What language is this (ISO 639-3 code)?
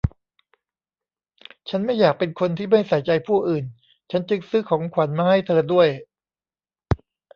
tha